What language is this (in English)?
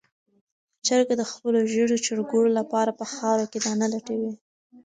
Pashto